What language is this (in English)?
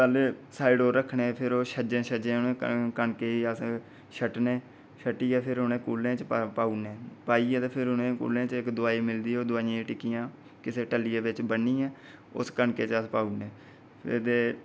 Dogri